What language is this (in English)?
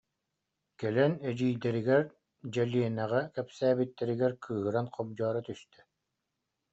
Yakut